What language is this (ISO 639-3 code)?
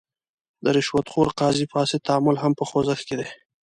pus